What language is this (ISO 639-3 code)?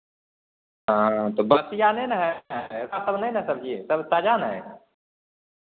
mai